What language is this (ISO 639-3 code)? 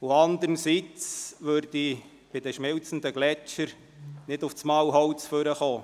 gsw